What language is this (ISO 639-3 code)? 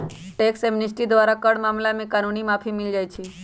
mag